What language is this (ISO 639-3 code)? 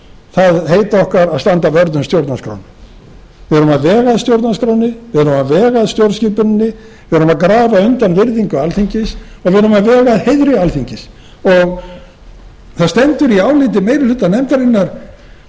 isl